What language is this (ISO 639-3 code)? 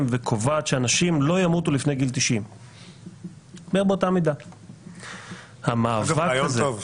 heb